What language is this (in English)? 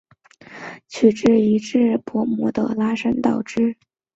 Chinese